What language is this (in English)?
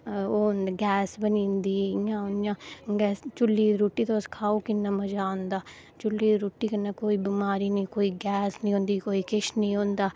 Dogri